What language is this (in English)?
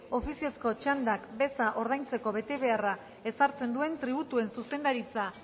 Basque